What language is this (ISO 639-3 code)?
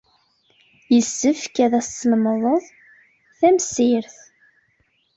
kab